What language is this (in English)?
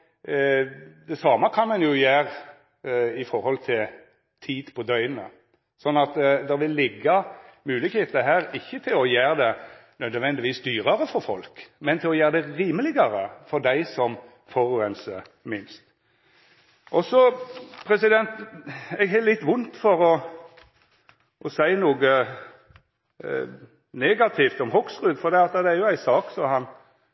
Norwegian Nynorsk